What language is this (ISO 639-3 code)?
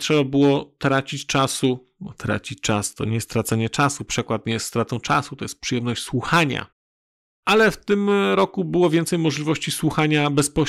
pol